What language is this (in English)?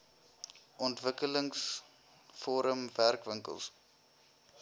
Afrikaans